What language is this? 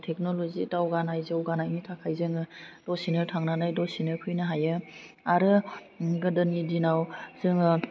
Bodo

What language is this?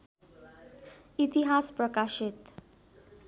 Nepali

